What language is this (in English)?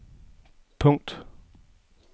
Danish